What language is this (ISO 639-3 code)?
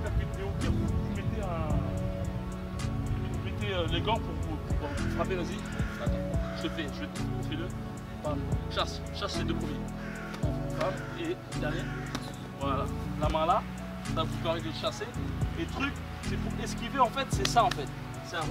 fra